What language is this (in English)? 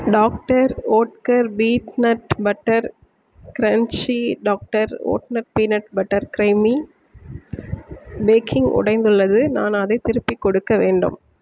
Tamil